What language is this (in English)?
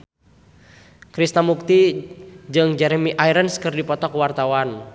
Sundanese